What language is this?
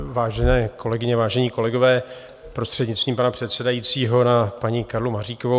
Czech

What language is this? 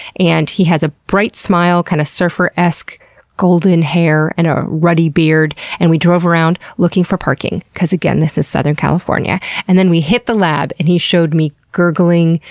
English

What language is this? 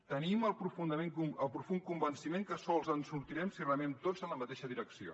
Catalan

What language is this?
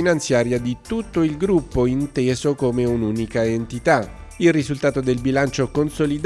Italian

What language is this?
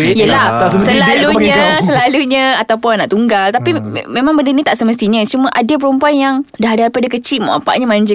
Malay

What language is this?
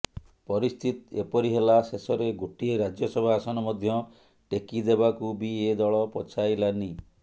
Odia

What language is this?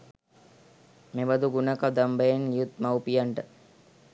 Sinhala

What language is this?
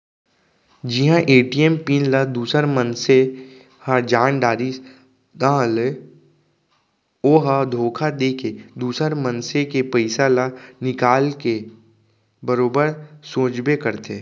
Chhattisgarhi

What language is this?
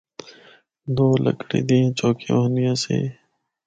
Northern Hindko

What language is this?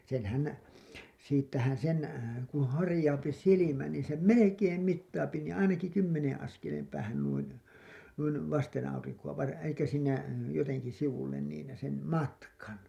Finnish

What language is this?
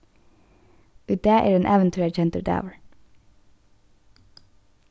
Faroese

